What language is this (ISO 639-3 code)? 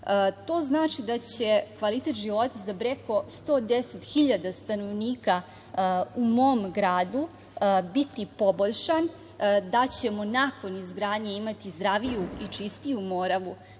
srp